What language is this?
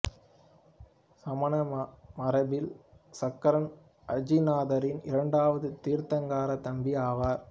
Tamil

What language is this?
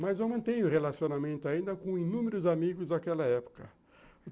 Portuguese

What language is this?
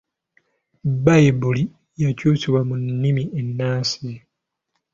Ganda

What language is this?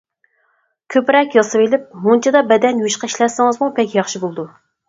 Uyghur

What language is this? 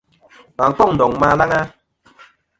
Kom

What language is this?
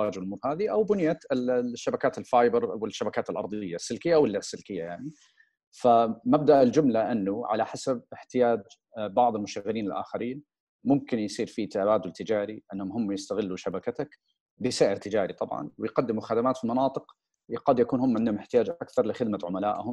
Arabic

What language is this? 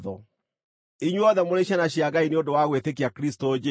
Kikuyu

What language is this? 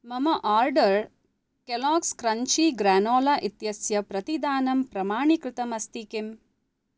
Sanskrit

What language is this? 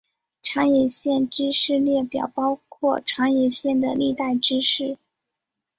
Chinese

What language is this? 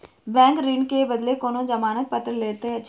Maithili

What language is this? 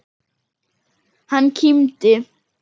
Icelandic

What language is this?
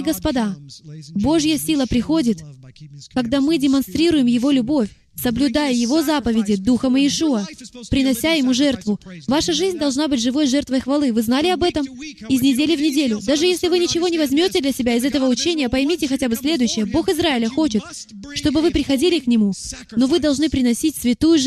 Russian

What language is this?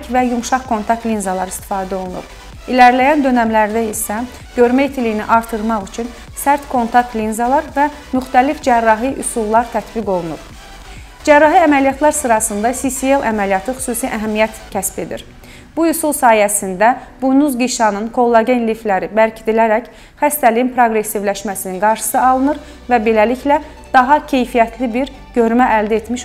Turkish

